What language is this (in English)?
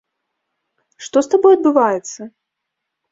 Belarusian